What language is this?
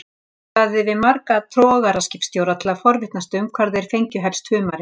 Icelandic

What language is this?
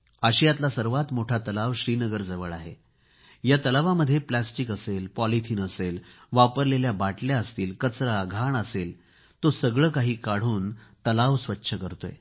Marathi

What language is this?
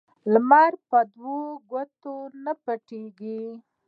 Pashto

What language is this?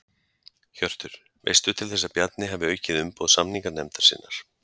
Icelandic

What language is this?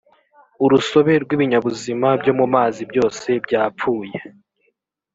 Kinyarwanda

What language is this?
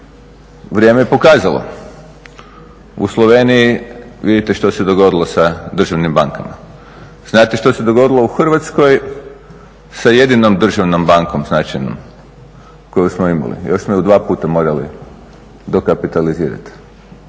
Croatian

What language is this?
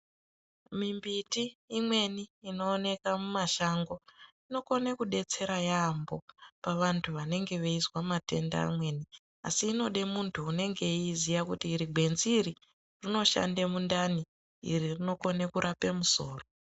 Ndau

